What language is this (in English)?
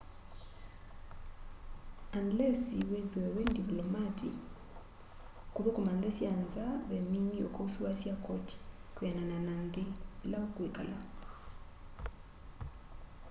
Kamba